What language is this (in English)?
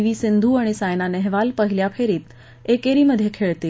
Marathi